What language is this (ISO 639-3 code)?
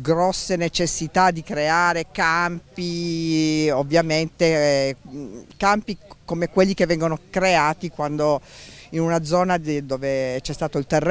ita